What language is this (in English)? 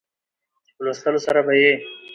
Pashto